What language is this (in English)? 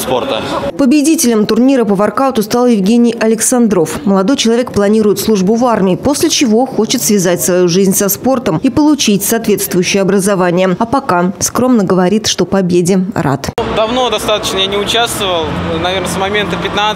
Russian